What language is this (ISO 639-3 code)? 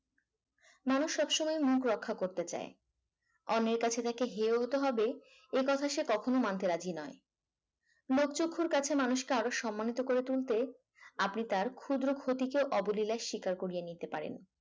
ben